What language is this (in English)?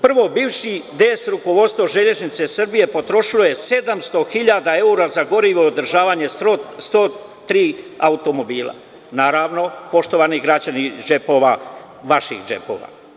Serbian